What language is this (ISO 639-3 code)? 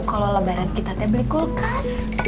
ind